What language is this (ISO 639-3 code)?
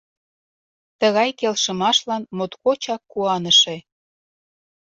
chm